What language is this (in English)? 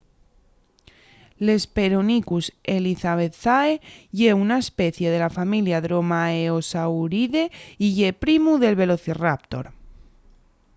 Asturian